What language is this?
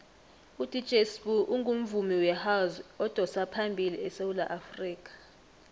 South Ndebele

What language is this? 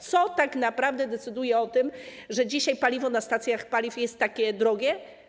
Polish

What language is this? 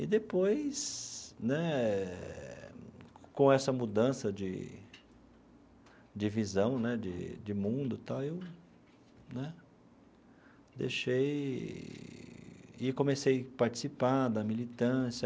Portuguese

